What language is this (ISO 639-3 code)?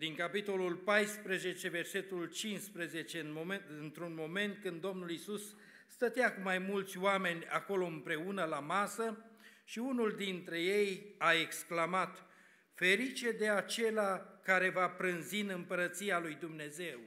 ron